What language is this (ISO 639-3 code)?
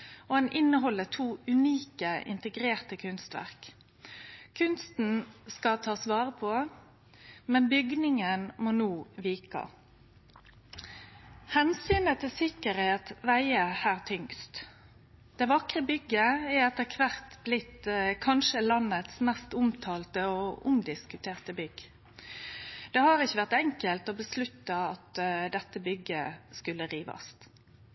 nno